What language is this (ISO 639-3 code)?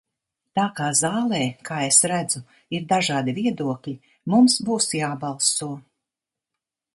lav